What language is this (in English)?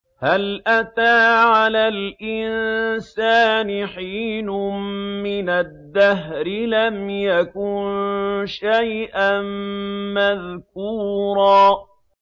Arabic